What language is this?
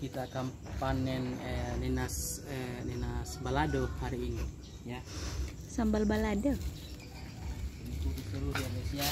Indonesian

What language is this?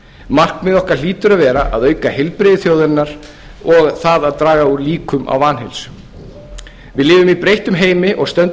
Icelandic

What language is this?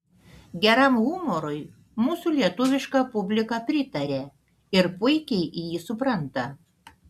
Lithuanian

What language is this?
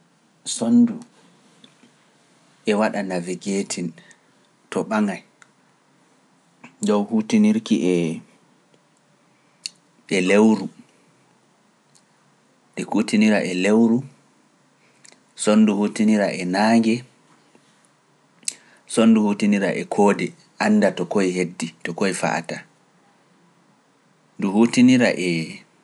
Pular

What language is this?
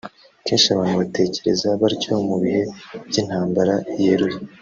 Kinyarwanda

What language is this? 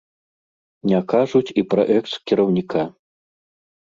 Belarusian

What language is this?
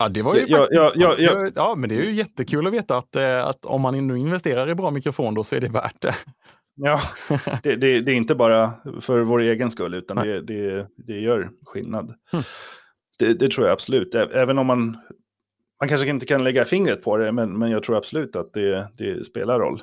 Swedish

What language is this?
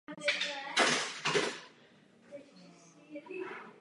Czech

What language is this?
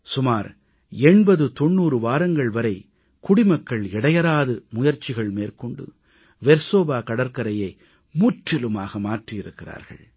Tamil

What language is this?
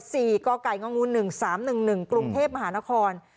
Thai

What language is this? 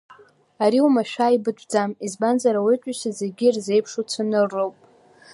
Abkhazian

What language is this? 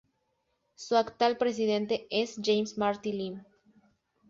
Spanish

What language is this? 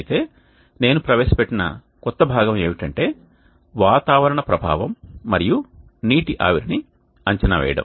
Telugu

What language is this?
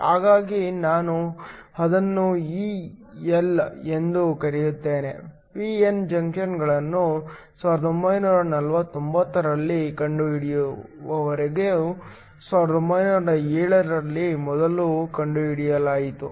Kannada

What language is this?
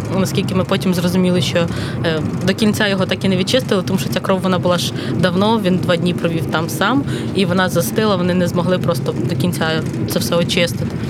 Ukrainian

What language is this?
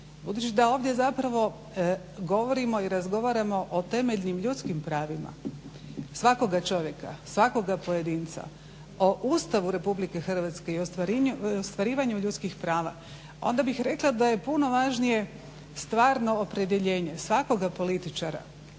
Croatian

